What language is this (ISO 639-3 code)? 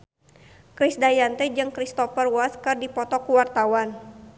sun